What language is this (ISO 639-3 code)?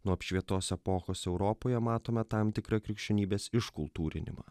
lit